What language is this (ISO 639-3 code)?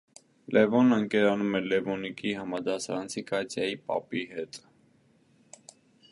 hye